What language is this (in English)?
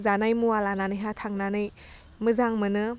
Bodo